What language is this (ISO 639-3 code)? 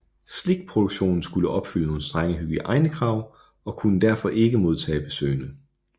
dan